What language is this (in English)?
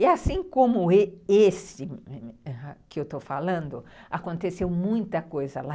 Portuguese